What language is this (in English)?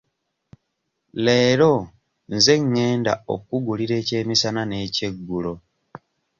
Ganda